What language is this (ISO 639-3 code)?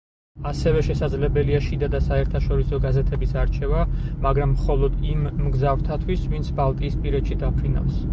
kat